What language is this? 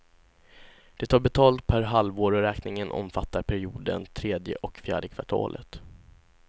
Swedish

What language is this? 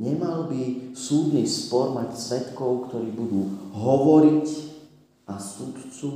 Slovak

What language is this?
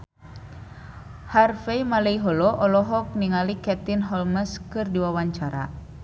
Sundanese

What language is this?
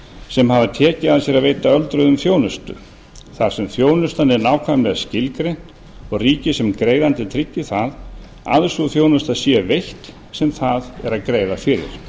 Icelandic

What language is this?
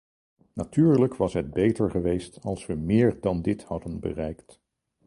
Dutch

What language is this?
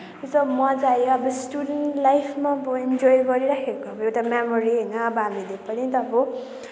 Nepali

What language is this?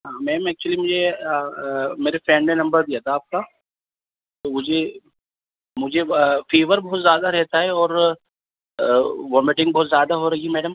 Urdu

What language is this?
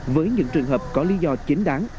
Vietnamese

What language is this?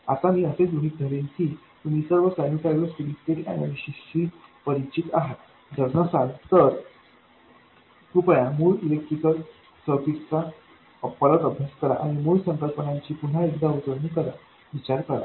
Marathi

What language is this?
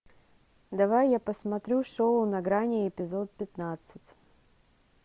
Russian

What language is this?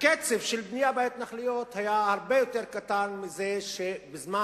Hebrew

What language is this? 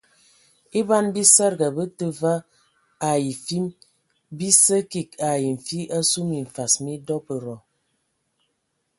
Ewondo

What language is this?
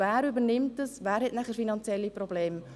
Swiss German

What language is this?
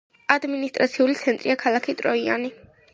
Georgian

